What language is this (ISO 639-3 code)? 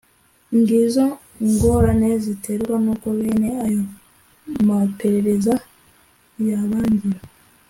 kin